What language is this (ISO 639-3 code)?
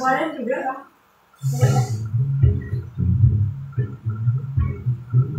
ind